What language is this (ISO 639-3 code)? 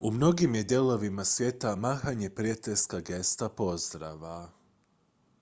hrv